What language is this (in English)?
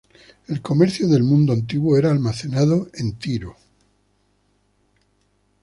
Spanish